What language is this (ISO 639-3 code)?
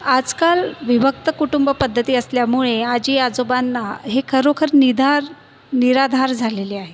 mar